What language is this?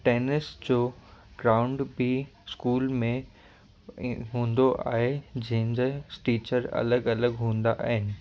Sindhi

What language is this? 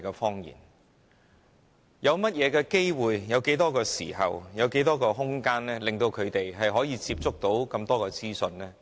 Cantonese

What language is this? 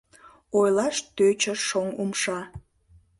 Mari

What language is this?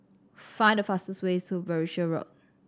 English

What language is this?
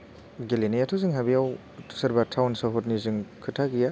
Bodo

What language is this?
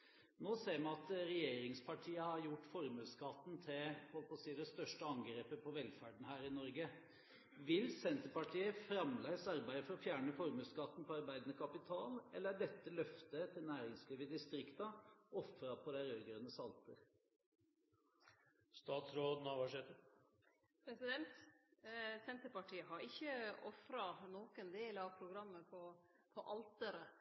Norwegian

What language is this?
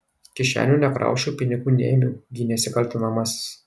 Lithuanian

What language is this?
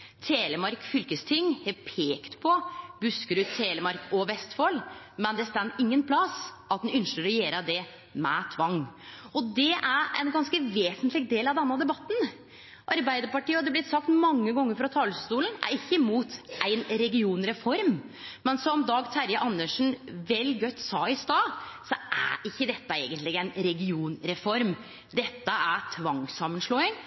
Norwegian Nynorsk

